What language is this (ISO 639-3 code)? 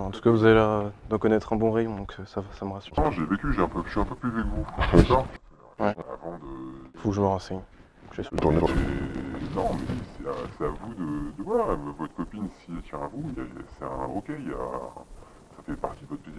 fra